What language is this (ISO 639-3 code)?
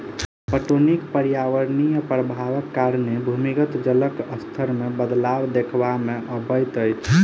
mai